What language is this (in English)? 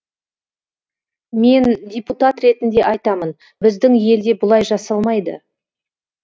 Kazakh